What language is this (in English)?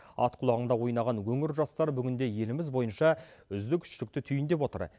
Kazakh